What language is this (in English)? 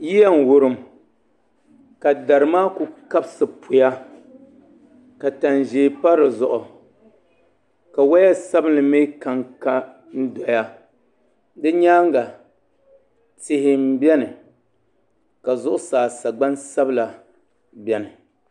Dagbani